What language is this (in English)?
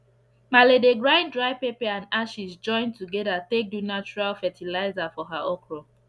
Nigerian Pidgin